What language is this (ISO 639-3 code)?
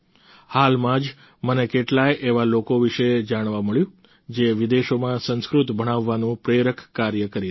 guj